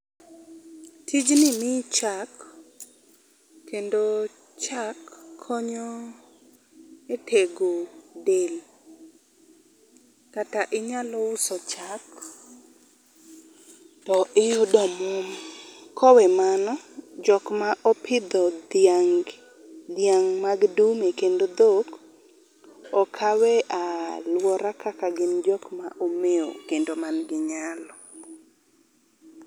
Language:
Luo (Kenya and Tanzania)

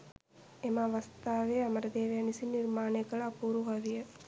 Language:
Sinhala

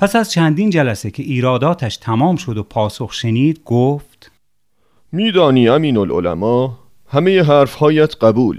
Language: Persian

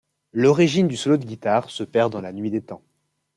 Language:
French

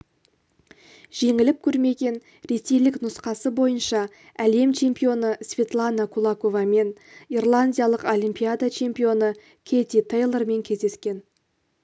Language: Kazakh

